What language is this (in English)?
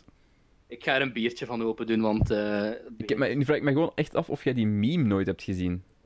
Dutch